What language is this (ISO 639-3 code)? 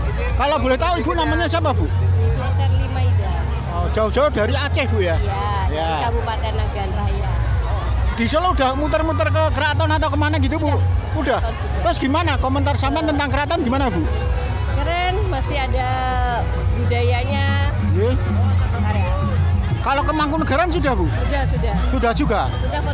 ind